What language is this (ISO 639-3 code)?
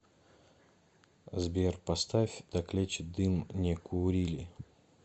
rus